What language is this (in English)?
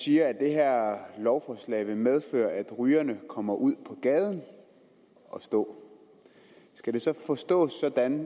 Danish